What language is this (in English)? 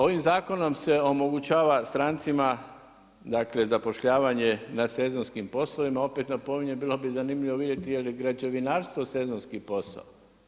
Croatian